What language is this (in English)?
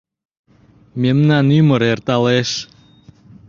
Mari